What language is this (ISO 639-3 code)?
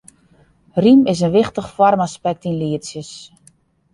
fry